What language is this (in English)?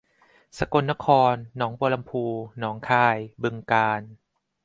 Thai